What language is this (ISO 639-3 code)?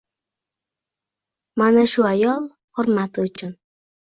uzb